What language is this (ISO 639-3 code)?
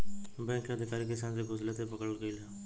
bho